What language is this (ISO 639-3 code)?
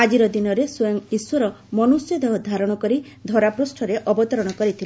ori